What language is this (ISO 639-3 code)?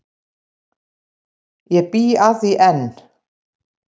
isl